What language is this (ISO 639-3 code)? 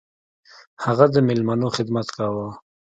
pus